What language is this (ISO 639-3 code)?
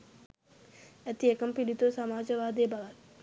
sin